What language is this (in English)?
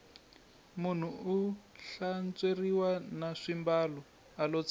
Tsonga